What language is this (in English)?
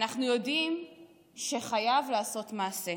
Hebrew